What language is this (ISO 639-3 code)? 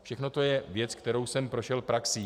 ces